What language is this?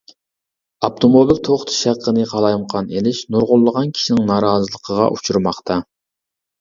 Uyghur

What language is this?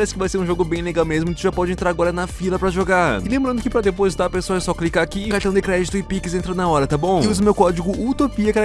Portuguese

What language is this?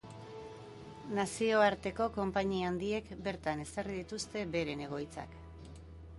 Basque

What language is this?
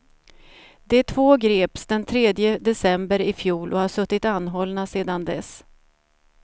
Swedish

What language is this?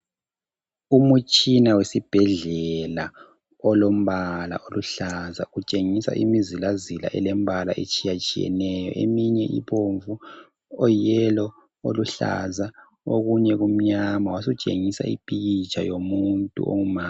North Ndebele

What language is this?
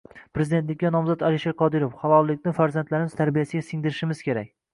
Uzbek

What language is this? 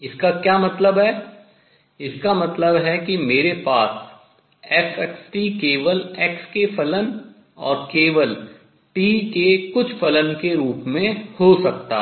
Hindi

